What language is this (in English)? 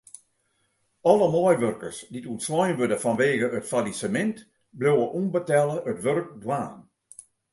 Western Frisian